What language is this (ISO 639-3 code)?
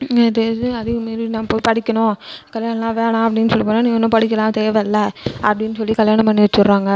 tam